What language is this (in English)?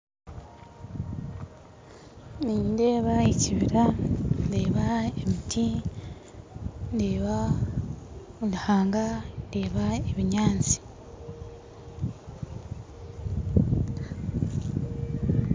Nyankole